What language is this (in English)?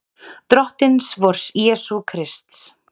Icelandic